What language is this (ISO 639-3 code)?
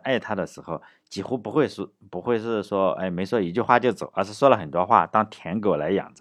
zho